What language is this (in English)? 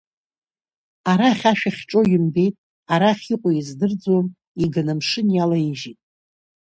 Abkhazian